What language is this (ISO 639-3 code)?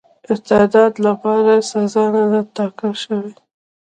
pus